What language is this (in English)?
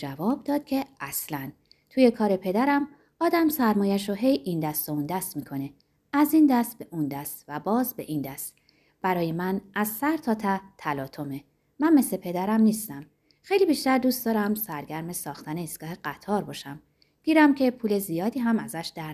Persian